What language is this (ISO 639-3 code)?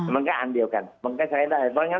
tha